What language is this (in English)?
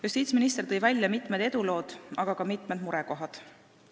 Estonian